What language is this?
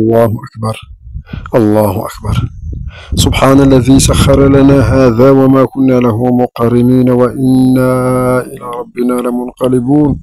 Arabic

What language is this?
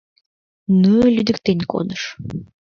Mari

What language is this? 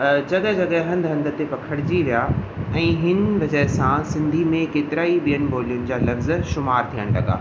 Sindhi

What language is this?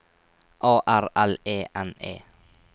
Norwegian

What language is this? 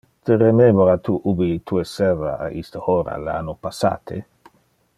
Interlingua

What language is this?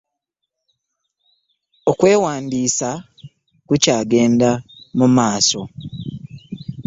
Ganda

